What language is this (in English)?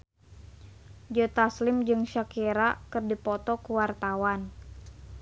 Sundanese